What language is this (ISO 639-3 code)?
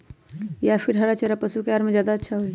mag